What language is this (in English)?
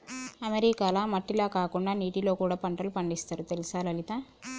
Telugu